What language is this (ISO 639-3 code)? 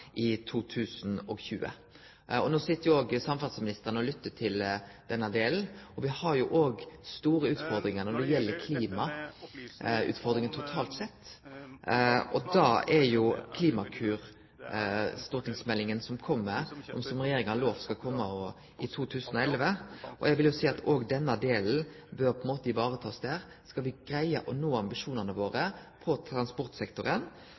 nno